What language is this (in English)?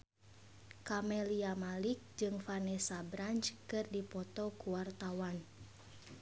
Sundanese